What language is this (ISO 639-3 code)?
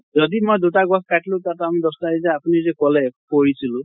asm